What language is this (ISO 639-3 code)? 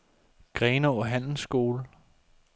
dan